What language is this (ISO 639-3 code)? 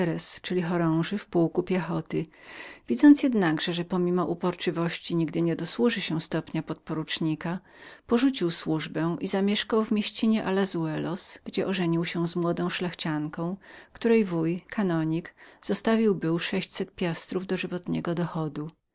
pol